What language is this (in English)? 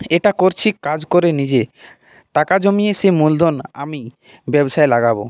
Bangla